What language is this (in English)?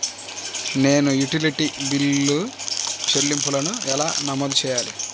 Telugu